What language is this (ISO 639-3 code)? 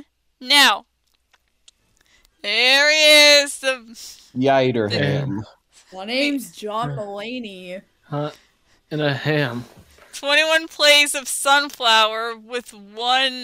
eng